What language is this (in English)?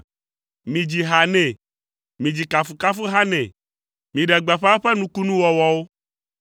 Ewe